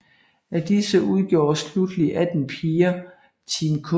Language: Danish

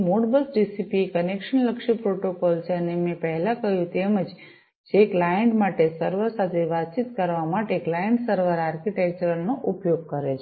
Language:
Gujarati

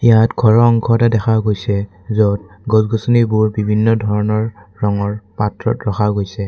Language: Assamese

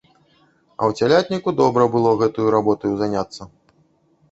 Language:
Belarusian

